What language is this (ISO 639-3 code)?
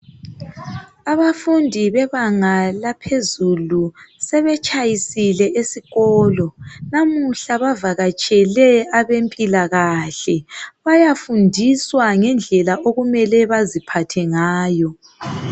nde